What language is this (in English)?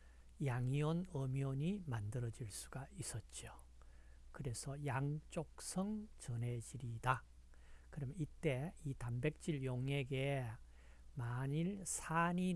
Korean